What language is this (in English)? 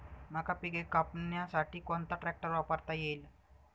Marathi